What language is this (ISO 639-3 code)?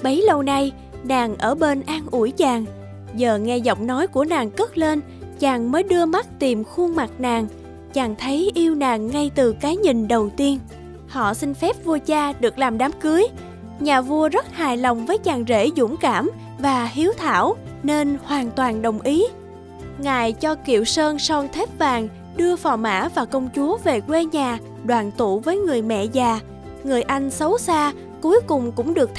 vie